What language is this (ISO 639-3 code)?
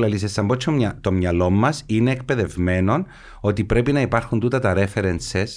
ell